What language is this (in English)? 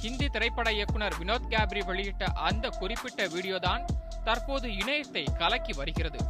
Tamil